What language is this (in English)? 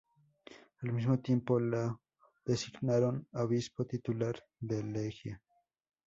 Spanish